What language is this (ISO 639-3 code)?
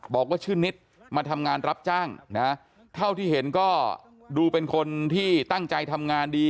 tha